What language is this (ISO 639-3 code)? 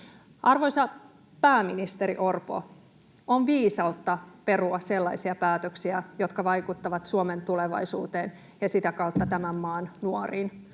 fin